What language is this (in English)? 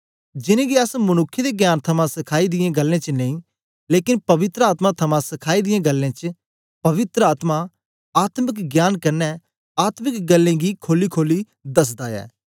Dogri